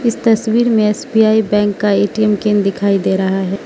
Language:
Hindi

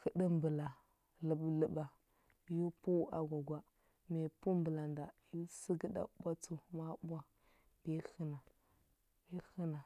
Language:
Huba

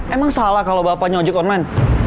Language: Indonesian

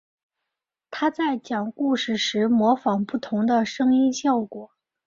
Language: Chinese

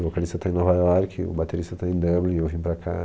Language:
Portuguese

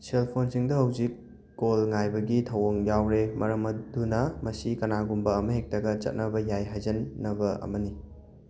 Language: Manipuri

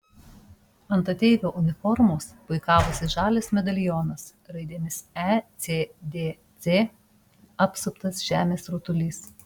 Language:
Lithuanian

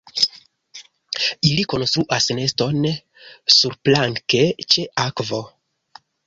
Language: Esperanto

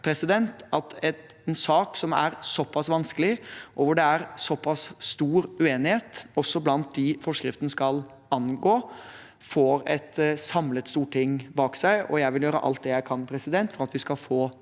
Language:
Norwegian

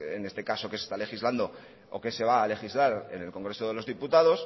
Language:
Spanish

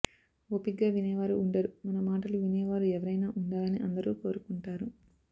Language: Telugu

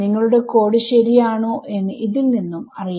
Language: Malayalam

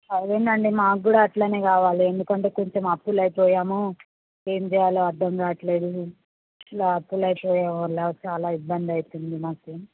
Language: Telugu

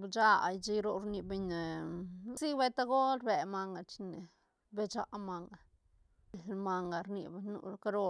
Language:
Santa Catarina Albarradas Zapotec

